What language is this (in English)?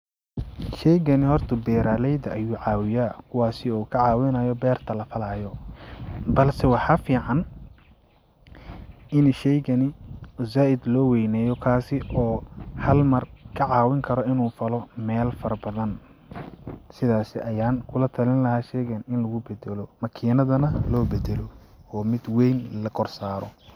Somali